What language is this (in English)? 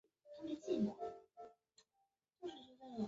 Chinese